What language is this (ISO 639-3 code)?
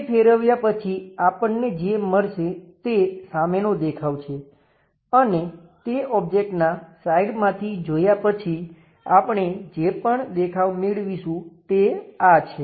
guj